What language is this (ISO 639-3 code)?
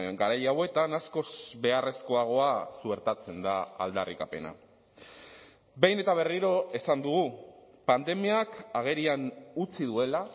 eus